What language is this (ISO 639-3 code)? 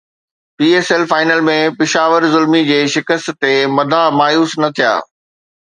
snd